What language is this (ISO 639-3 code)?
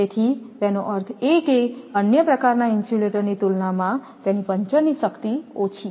guj